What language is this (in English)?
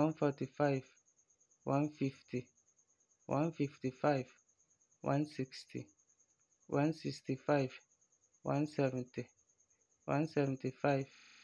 Frafra